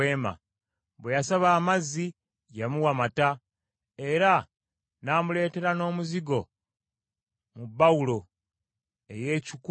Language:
Ganda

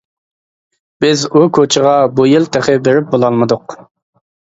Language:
Uyghur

